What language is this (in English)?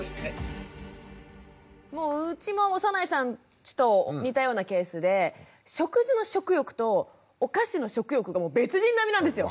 Japanese